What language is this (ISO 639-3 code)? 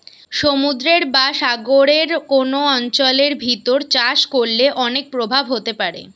ben